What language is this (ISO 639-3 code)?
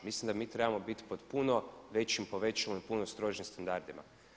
hrv